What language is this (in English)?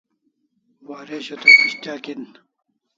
Kalasha